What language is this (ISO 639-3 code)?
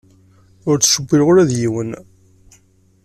kab